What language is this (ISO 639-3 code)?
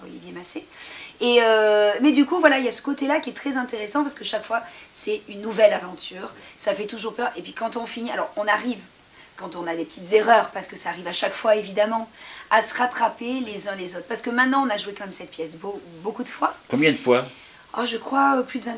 fra